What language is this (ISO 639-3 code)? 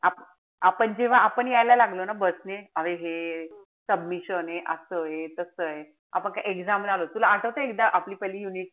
mar